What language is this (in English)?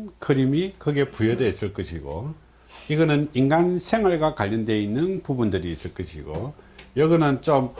Korean